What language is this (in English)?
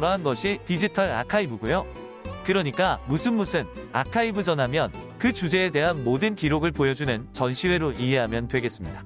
Korean